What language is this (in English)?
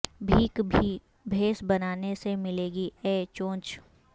Urdu